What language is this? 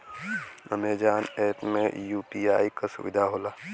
Bhojpuri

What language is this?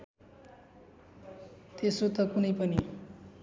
Nepali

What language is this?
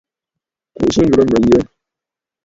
Bafut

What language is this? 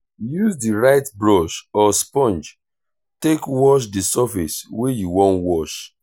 Nigerian Pidgin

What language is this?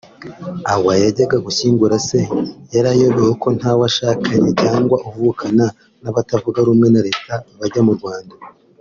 Kinyarwanda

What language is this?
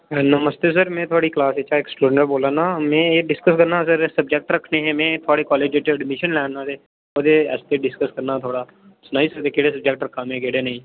Dogri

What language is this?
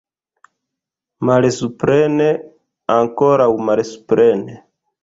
Esperanto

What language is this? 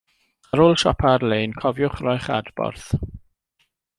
Welsh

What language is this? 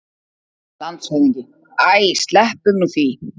Icelandic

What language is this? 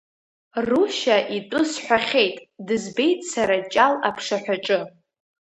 Abkhazian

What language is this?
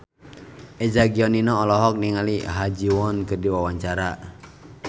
Sundanese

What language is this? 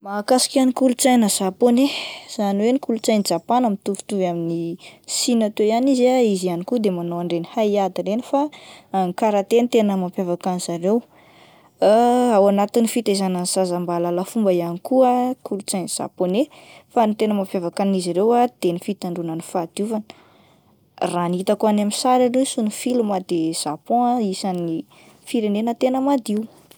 Malagasy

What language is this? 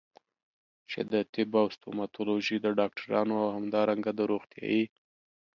Pashto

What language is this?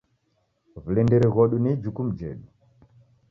Taita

